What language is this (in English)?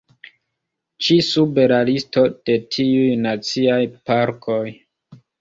Esperanto